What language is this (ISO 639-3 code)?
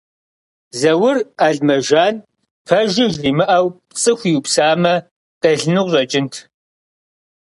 kbd